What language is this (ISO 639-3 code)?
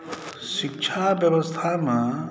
mai